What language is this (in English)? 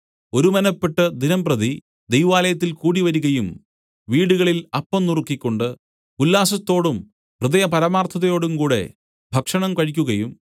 Malayalam